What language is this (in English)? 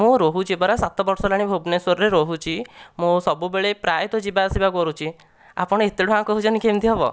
Odia